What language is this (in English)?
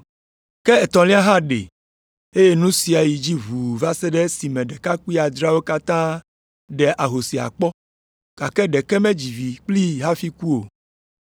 Ewe